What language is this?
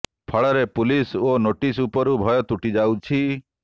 Odia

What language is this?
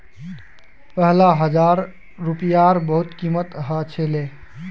Magahi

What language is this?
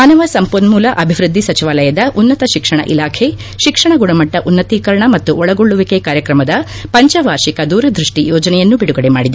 Kannada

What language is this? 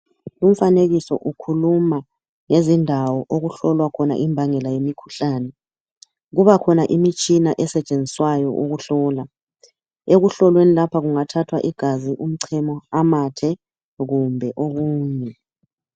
North Ndebele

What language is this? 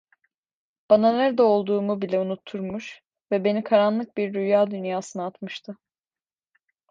Turkish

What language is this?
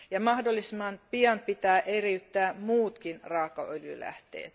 Finnish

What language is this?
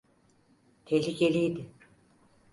Turkish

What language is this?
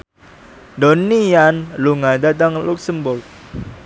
Javanese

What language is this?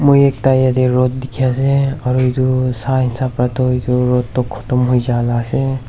Naga Pidgin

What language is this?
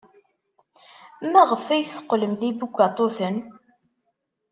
Kabyle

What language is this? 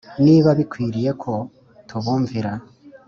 Kinyarwanda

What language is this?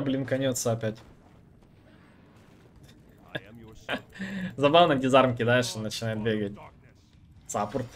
Russian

